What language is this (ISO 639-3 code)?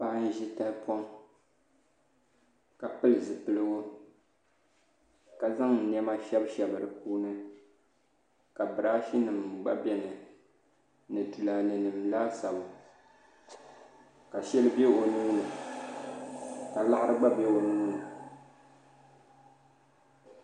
dag